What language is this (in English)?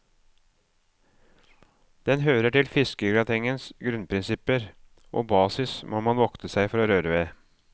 Norwegian